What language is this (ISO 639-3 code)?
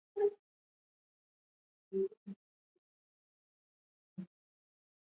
swa